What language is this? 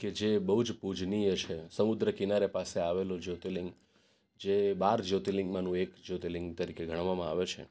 Gujarati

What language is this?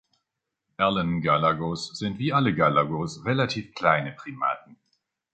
German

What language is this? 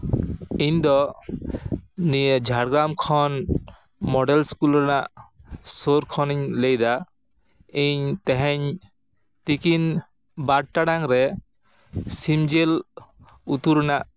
Santali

